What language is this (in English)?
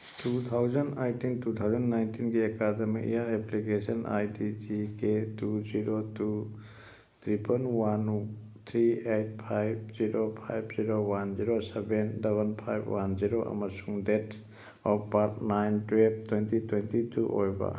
Manipuri